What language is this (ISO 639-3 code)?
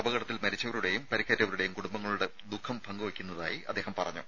mal